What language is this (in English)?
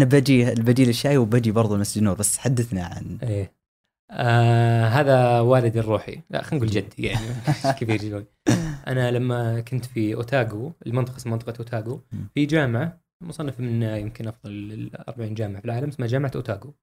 Arabic